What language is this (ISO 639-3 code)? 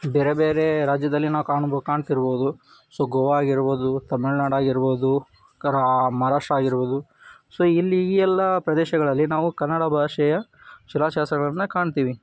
kan